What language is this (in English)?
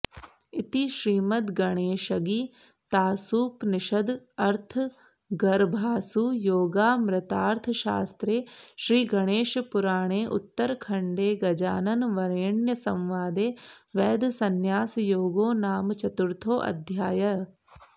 Sanskrit